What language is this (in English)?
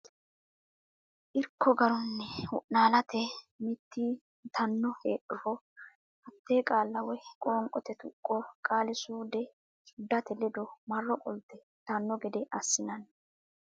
Sidamo